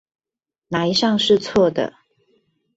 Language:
Chinese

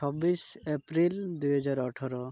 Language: Odia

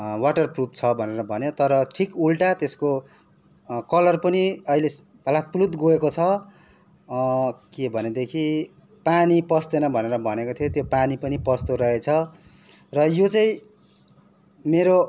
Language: Nepali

